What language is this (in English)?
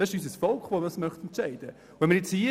Swiss German